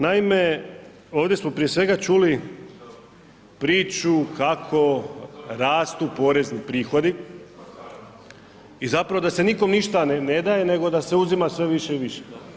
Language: Croatian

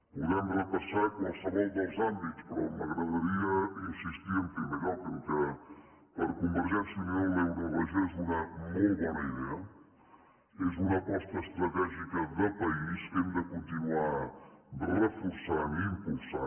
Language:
Catalan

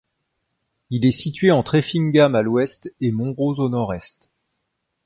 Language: French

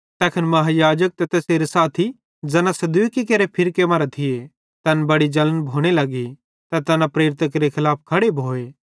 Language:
Bhadrawahi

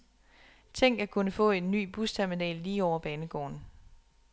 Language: Danish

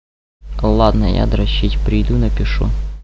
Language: Russian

